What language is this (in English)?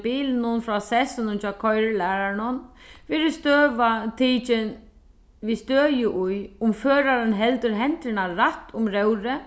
Faroese